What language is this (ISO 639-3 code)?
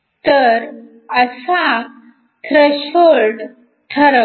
mar